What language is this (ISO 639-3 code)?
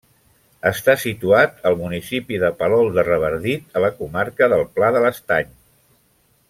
cat